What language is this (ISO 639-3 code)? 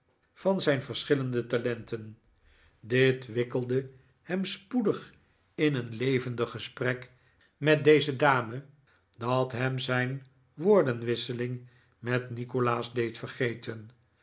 nld